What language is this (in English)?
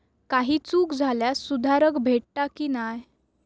Marathi